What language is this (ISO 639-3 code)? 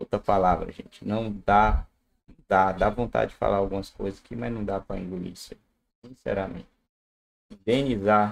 por